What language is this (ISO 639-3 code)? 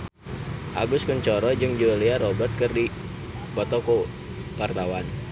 sun